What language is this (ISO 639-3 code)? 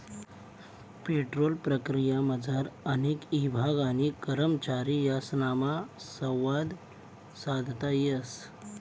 mar